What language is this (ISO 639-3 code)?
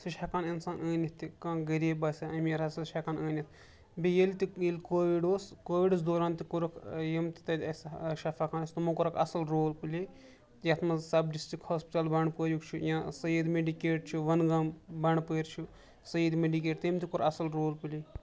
kas